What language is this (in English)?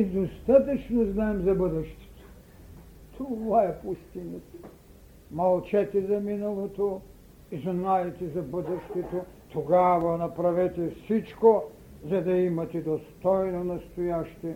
Bulgarian